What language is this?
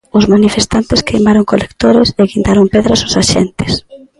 Galician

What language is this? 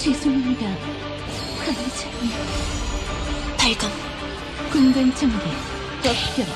Korean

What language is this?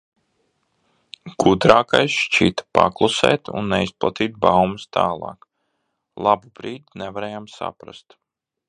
Latvian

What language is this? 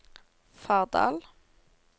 Norwegian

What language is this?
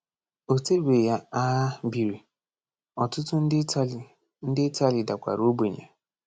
Igbo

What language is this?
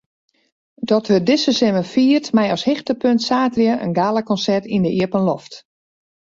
Western Frisian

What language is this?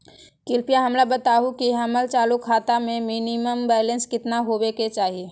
Magahi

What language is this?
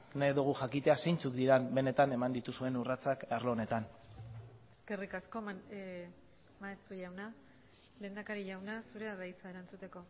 Basque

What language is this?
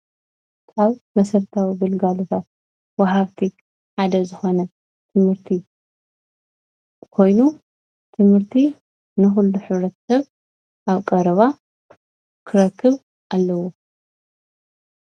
Tigrinya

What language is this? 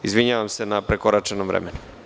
Serbian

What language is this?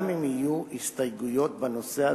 Hebrew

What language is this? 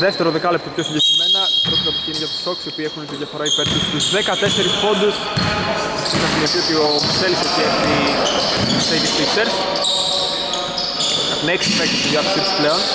Greek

